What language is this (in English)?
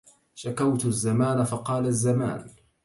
Arabic